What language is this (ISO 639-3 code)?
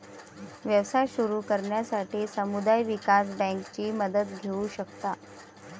mar